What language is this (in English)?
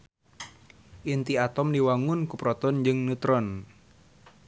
Sundanese